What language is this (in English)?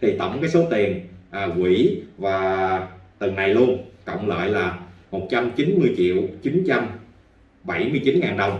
Vietnamese